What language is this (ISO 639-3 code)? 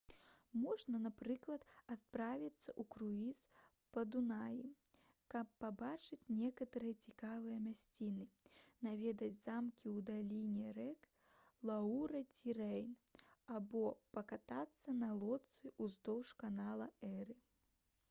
bel